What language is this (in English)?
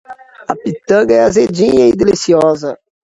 Portuguese